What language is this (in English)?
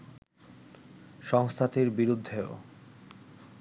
Bangla